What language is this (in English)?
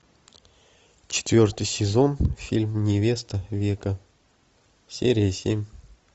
Russian